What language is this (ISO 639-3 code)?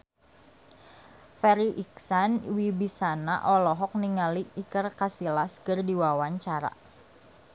sun